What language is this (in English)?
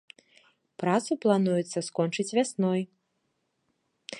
Belarusian